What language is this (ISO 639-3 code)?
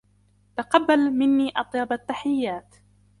ara